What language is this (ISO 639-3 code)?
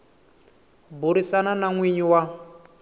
tso